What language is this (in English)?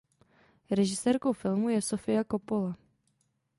Czech